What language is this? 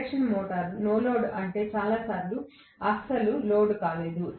Telugu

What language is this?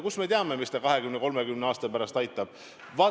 Estonian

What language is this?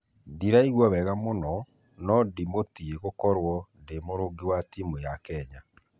Kikuyu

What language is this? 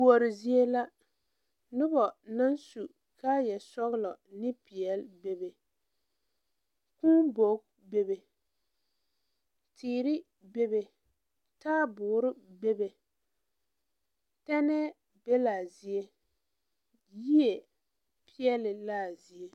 Southern Dagaare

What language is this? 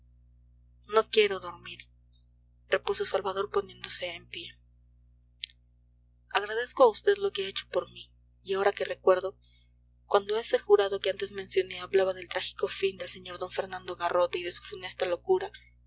Spanish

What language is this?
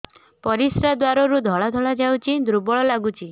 Odia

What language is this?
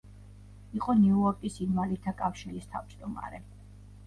Georgian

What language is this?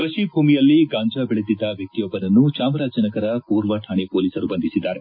Kannada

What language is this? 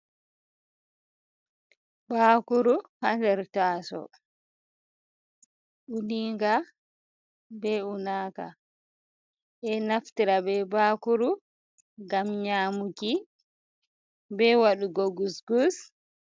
Fula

